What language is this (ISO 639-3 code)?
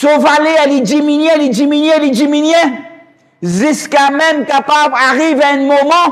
fra